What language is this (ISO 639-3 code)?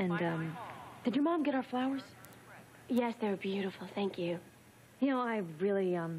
eng